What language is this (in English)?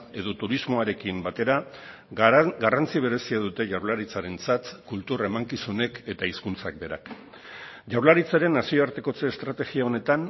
Basque